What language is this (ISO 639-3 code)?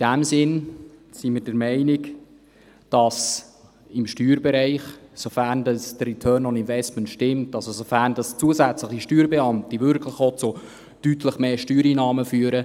gsw